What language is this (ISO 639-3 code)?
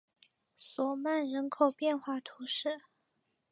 zho